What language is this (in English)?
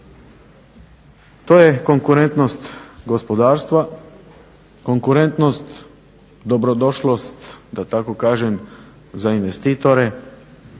Croatian